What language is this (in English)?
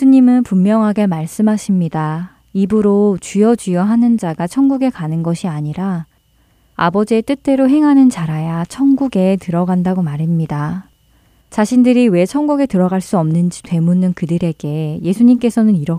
Korean